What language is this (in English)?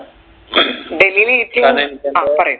Malayalam